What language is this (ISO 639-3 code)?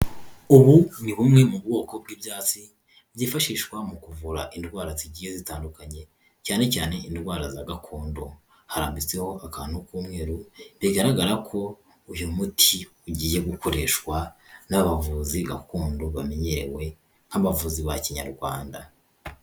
kin